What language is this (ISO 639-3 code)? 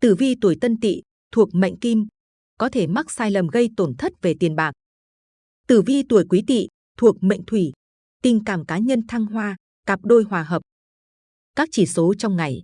vie